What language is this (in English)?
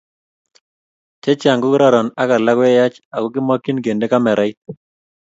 Kalenjin